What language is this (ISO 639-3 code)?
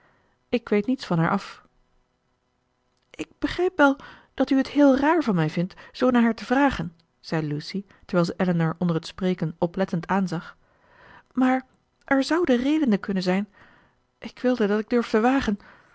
nld